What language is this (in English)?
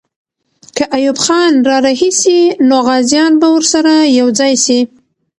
Pashto